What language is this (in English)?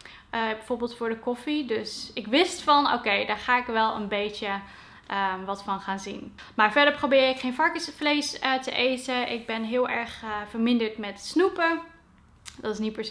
Dutch